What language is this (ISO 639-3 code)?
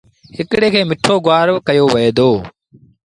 sbn